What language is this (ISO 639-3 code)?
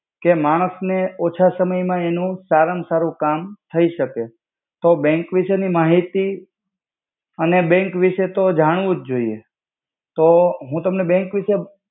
guj